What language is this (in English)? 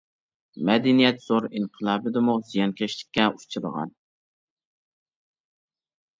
Uyghur